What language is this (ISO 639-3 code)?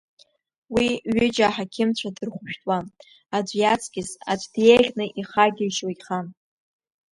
abk